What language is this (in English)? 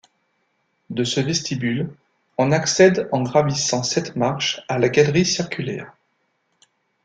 French